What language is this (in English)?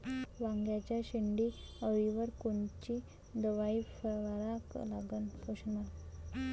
Marathi